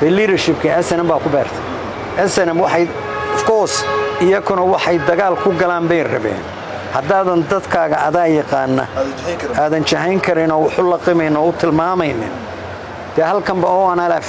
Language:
Arabic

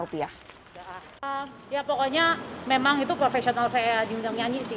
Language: Indonesian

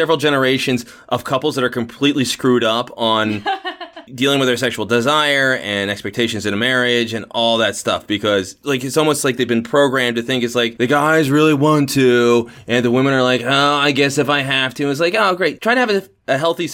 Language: English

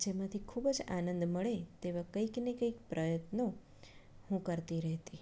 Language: Gujarati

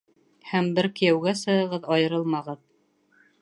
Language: Bashkir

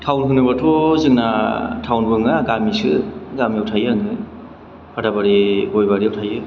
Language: Bodo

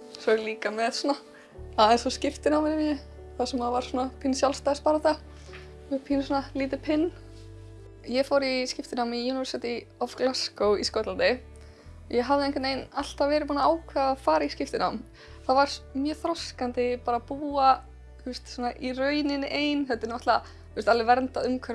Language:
Dutch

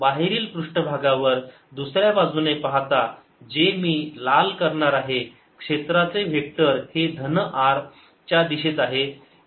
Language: Marathi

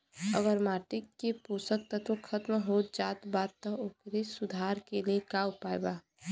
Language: Bhojpuri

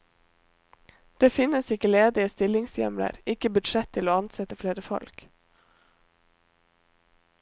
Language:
Norwegian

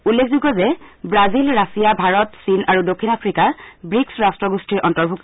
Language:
Assamese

